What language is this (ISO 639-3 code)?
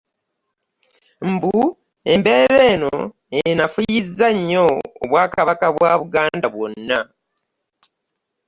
lug